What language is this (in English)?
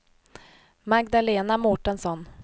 Swedish